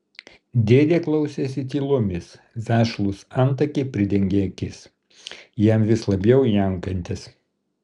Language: Lithuanian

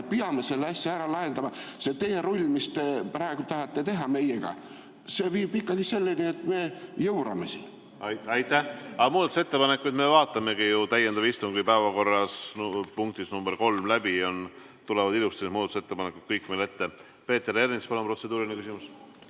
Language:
Estonian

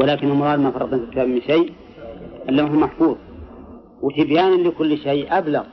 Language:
Arabic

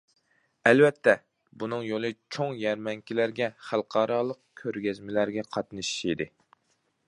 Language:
Uyghur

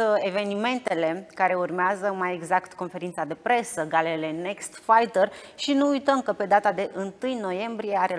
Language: Romanian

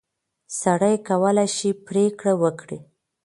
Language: Pashto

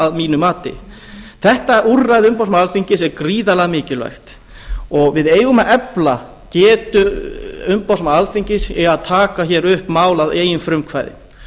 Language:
Icelandic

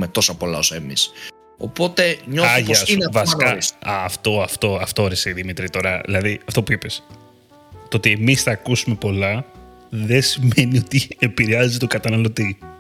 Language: Greek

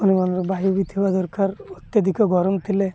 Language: Odia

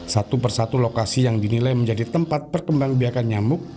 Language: Indonesian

